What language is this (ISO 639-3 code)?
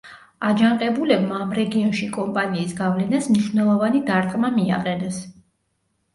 kat